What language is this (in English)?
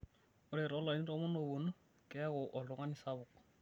Masai